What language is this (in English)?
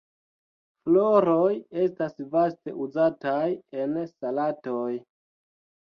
Esperanto